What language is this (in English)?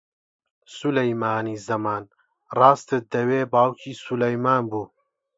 Central Kurdish